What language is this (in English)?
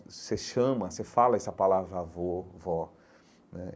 Portuguese